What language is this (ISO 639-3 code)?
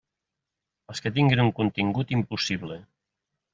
cat